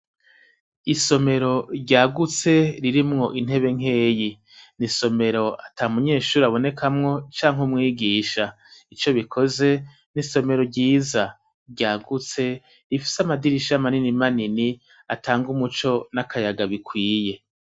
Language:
Rundi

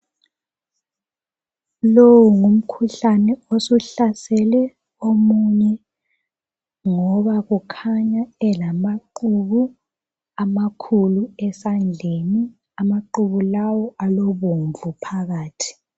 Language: North Ndebele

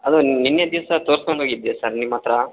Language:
Kannada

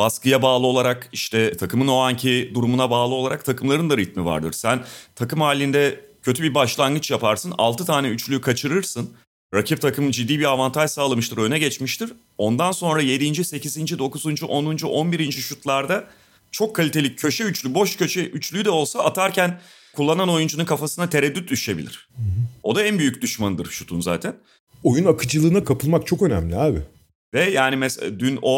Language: Turkish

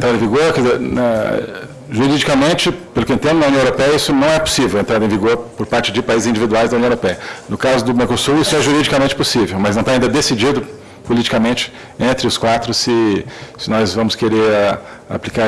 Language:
Portuguese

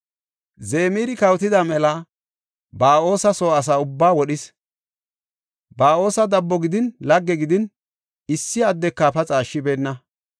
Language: Gofa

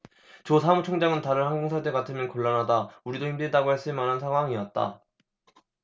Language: Korean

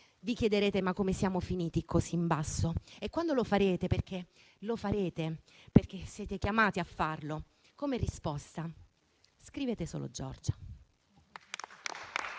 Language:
Italian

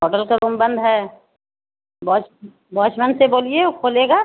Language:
Urdu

